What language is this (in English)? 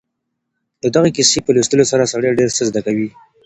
Pashto